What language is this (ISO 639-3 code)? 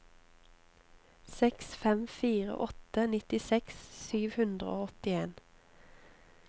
nor